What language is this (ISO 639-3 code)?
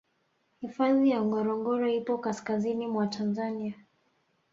swa